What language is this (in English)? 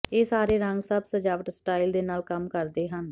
Punjabi